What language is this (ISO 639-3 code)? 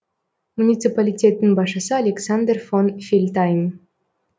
kaz